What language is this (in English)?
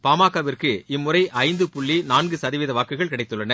Tamil